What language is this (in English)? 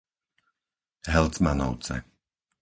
Slovak